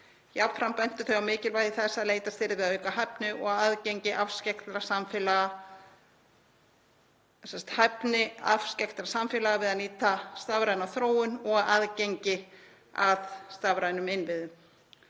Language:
Icelandic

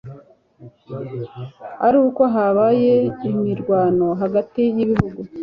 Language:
Kinyarwanda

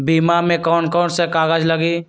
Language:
Magahi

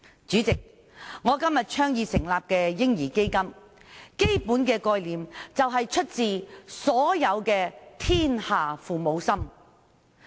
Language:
Cantonese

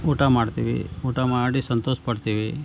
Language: Kannada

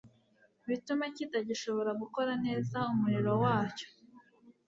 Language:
Kinyarwanda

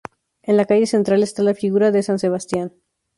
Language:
Spanish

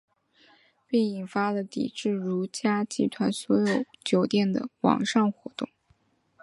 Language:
Chinese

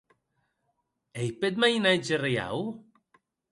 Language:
Occitan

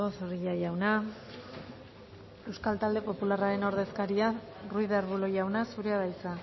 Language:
Basque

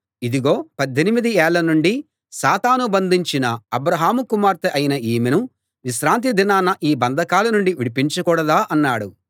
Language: Telugu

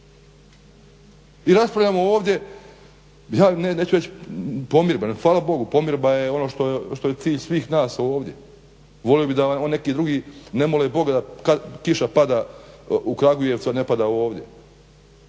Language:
Croatian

